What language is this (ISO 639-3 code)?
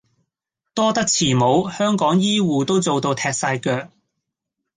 yue